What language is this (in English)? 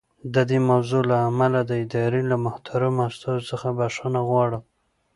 Pashto